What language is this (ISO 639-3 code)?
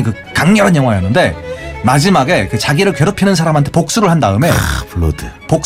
kor